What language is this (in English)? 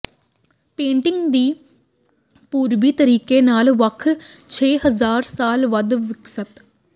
Punjabi